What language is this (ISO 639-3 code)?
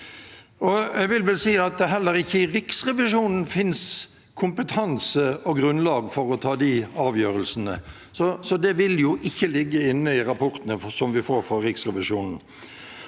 nor